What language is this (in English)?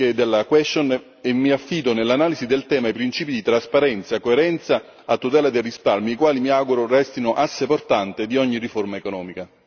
Italian